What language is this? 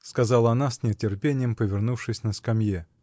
Russian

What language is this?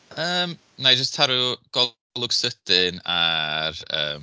Welsh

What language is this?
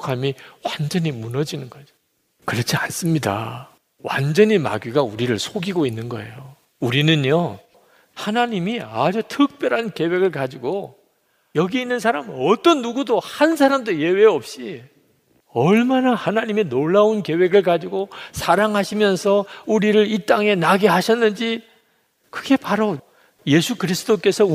Korean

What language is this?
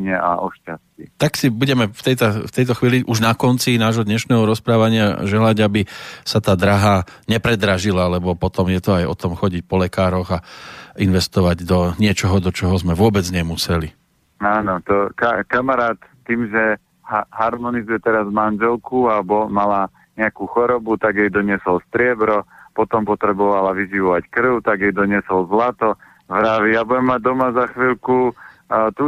Slovak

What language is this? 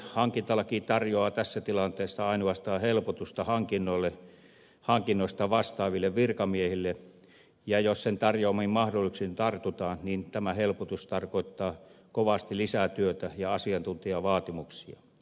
Finnish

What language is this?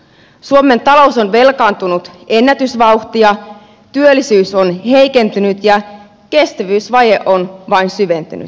Finnish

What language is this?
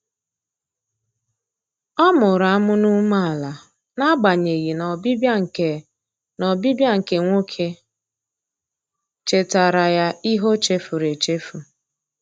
Igbo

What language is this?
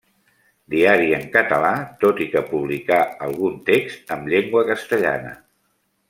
Catalan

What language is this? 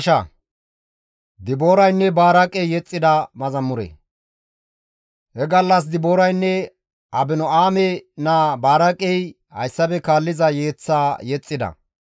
Gamo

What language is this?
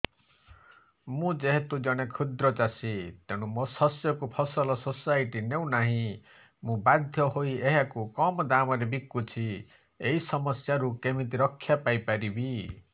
Odia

